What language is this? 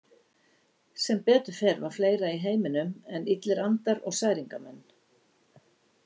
Icelandic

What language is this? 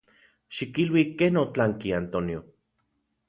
Central Puebla Nahuatl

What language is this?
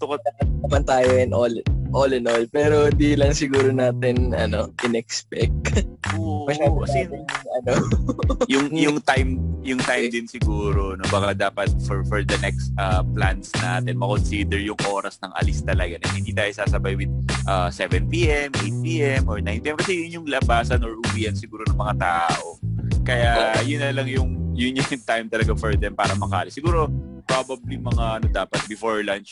Filipino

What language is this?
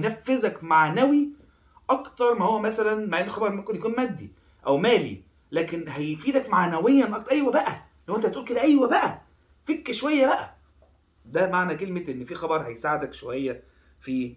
Arabic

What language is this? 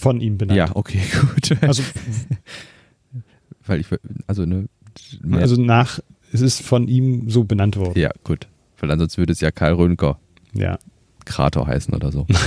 German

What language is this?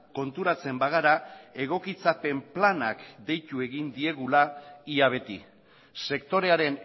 Basque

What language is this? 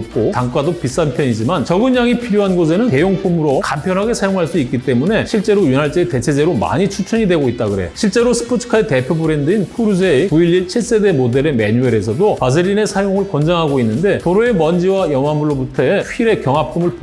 Korean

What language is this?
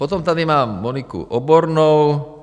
Czech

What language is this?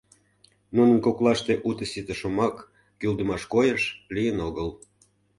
Mari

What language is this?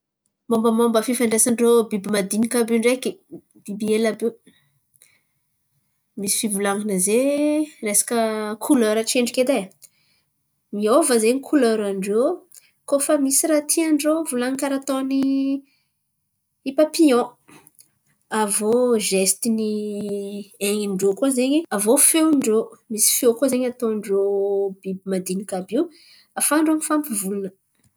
Antankarana Malagasy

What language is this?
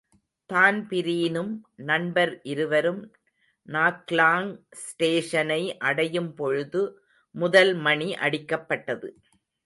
Tamil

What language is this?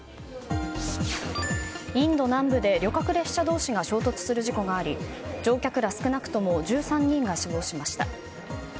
Japanese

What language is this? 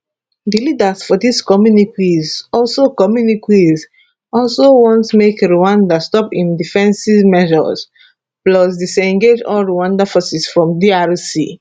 Nigerian Pidgin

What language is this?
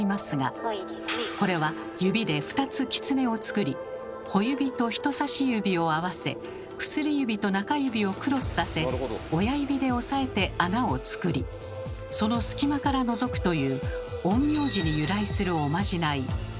Japanese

